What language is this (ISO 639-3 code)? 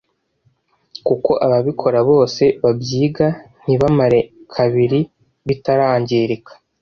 kin